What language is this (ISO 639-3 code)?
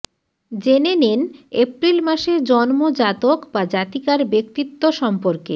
ben